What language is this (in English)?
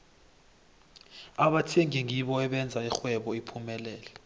South Ndebele